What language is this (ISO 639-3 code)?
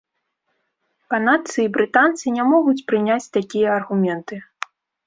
bel